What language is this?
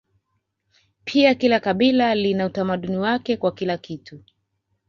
Swahili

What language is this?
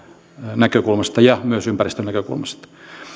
Finnish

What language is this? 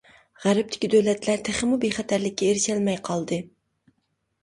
Uyghur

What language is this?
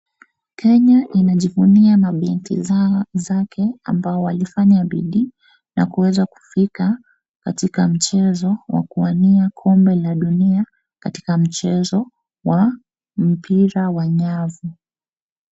Swahili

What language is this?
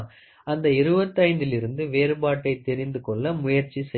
Tamil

